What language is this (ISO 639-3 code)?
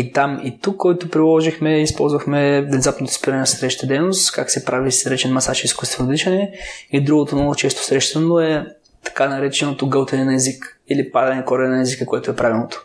bul